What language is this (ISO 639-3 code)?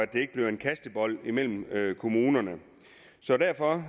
dan